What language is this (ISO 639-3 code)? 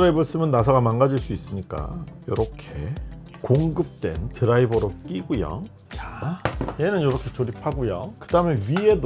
kor